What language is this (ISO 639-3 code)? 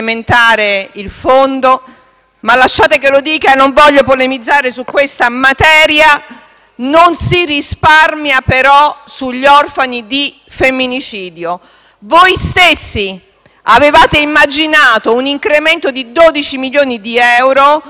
ita